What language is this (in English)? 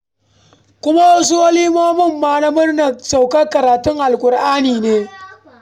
Hausa